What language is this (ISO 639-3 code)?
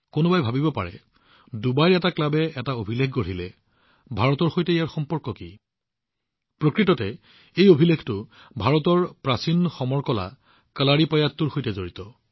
asm